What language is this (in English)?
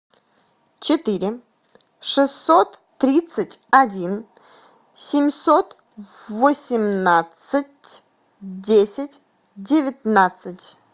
Russian